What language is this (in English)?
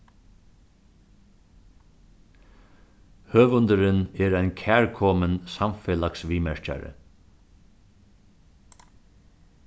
Faroese